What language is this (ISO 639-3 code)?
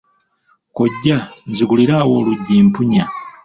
lug